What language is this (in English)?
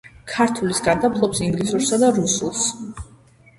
Georgian